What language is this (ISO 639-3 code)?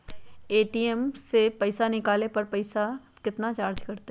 mag